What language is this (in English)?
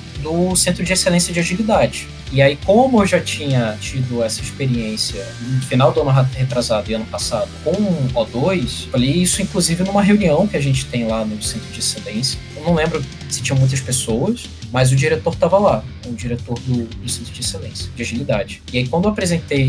Portuguese